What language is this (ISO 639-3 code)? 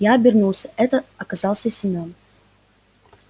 rus